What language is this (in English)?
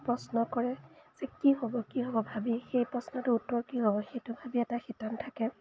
Assamese